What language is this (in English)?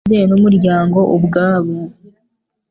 Kinyarwanda